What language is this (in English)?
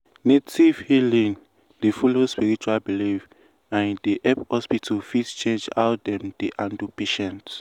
Nigerian Pidgin